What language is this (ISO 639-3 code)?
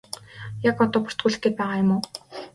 mon